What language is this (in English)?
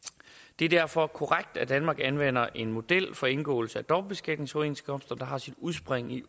Danish